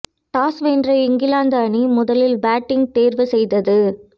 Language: Tamil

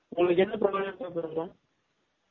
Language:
Tamil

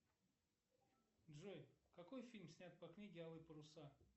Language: Russian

